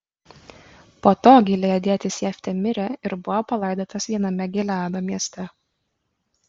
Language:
Lithuanian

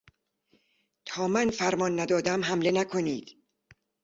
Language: Persian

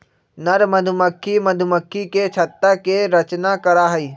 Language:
Magahi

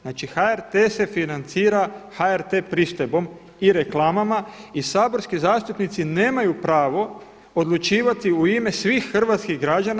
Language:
Croatian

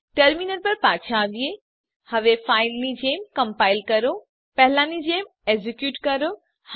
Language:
Gujarati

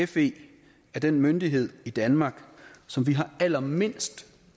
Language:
Danish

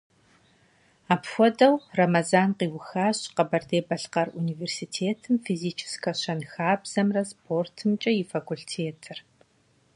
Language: Kabardian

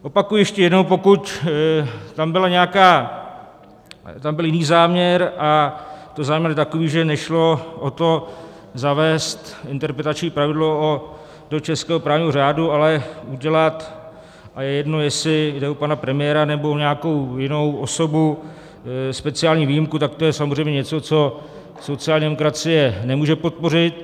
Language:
Czech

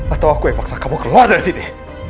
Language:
Indonesian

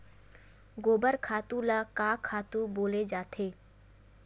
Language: Chhattisgarhi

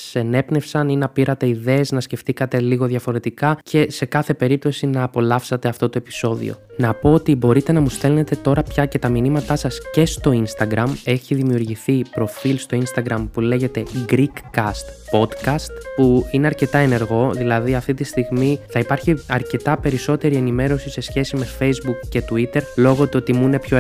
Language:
Greek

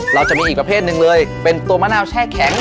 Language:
Thai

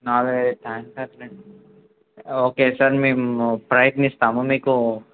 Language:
Telugu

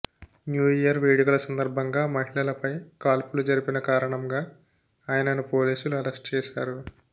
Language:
Telugu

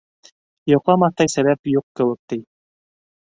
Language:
Bashkir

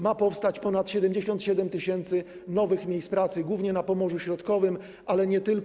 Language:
Polish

